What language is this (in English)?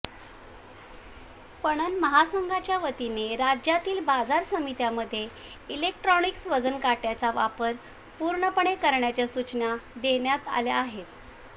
Marathi